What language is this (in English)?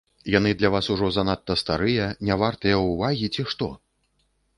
Belarusian